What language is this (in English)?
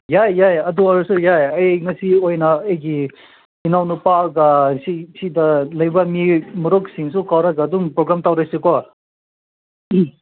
Manipuri